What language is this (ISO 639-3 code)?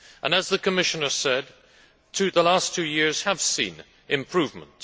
eng